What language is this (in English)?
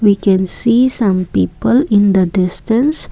English